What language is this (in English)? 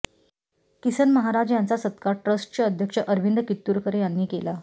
Marathi